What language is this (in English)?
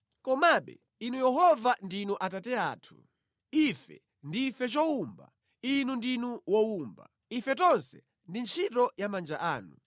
Nyanja